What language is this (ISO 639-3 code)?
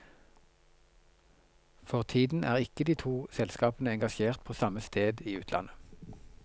nor